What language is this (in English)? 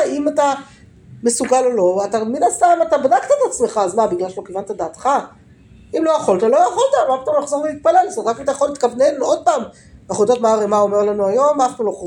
Hebrew